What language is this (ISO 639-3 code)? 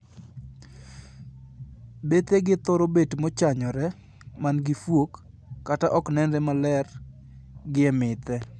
luo